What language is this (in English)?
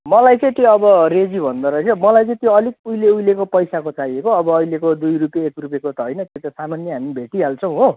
Nepali